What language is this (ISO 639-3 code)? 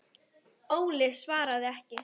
isl